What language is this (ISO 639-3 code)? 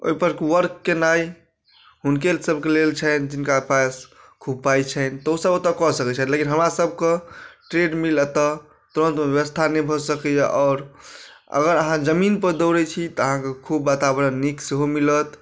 mai